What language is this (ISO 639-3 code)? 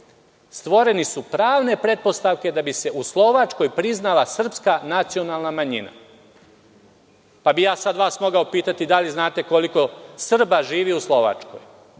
srp